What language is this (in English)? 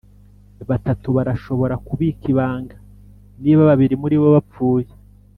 Kinyarwanda